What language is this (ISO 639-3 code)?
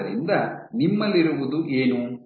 kan